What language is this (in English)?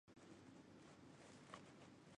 Chinese